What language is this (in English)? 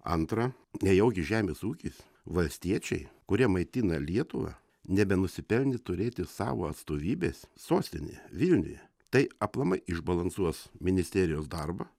Lithuanian